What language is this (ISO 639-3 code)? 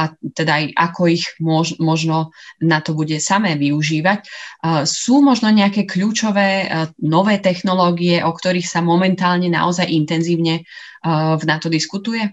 slk